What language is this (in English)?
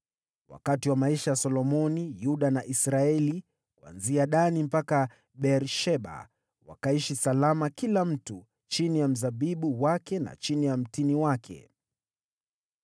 Swahili